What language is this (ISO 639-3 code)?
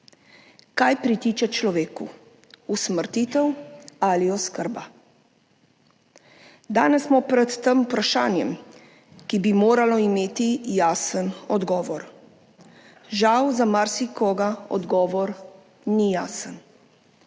slv